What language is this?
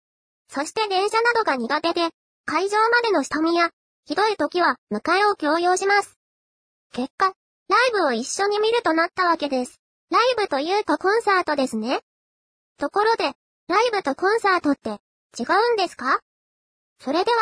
Japanese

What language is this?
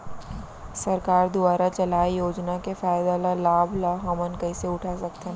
Chhattisgarhi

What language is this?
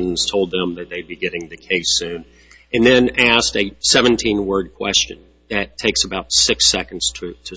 English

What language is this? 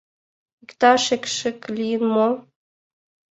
Mari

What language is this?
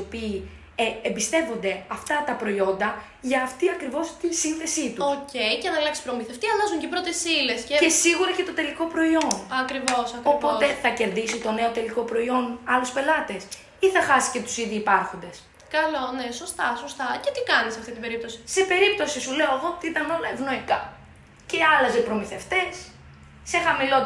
Greek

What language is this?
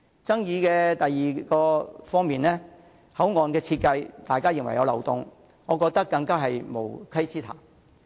Cantonese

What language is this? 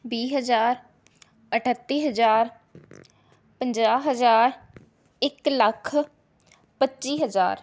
Punjabi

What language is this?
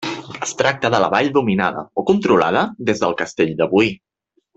Catalan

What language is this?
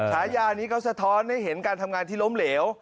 Thai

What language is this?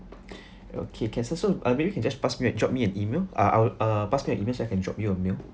English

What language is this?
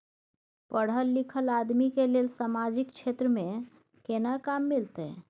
Maithili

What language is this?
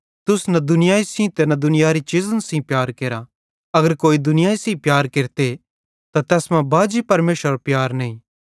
Bhadrawahi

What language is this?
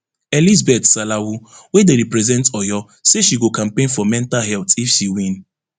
Nigerian Pidgin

